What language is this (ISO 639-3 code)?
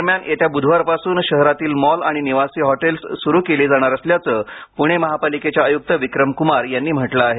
mar